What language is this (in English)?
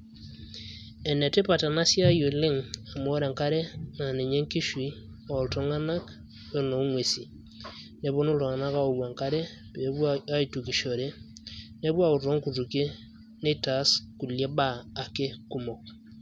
Masai